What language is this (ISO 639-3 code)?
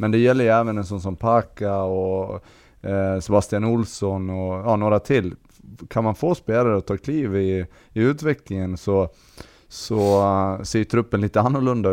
swe